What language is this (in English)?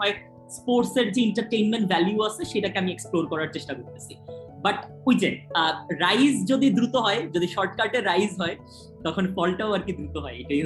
Bangla